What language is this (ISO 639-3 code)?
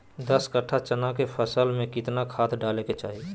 mag